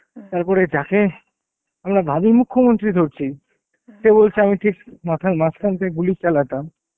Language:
Bangla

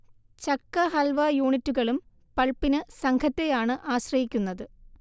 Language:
Malayalam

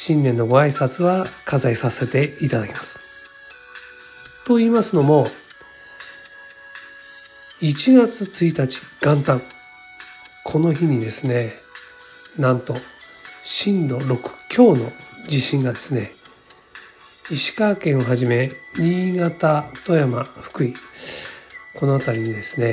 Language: Japanese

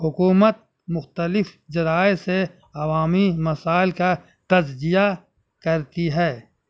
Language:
Urdu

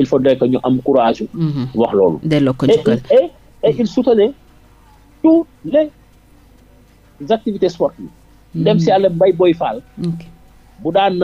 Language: French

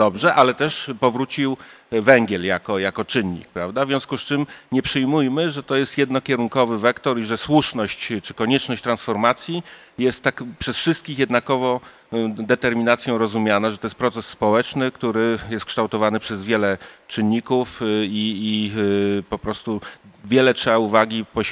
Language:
Polish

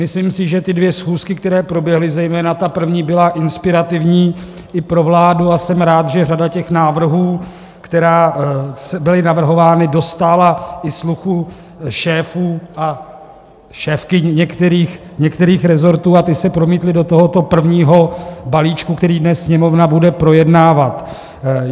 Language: Czech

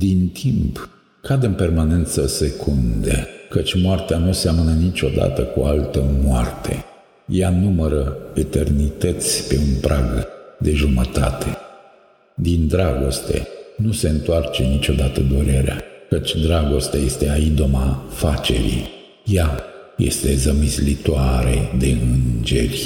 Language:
Romanian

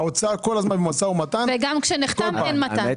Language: Hebrew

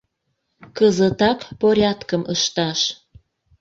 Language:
Mari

